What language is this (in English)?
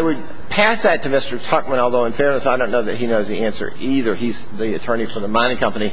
English